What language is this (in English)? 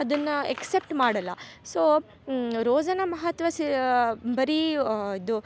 Kannada